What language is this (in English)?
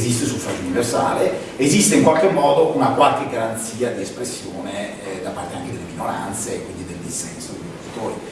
Italian